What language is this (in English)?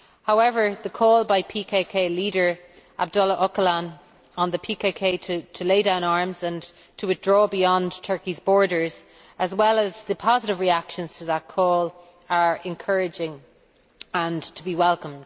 English